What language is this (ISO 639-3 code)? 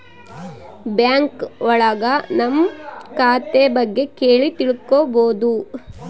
kan